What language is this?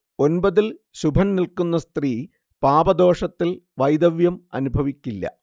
Malayalam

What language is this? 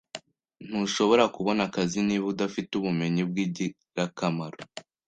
Kinyarwanda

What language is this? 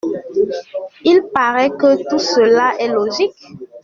French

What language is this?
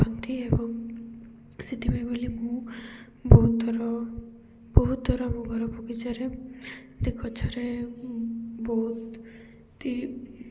Odia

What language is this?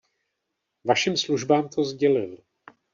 Czech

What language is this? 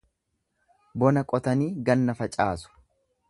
Oromo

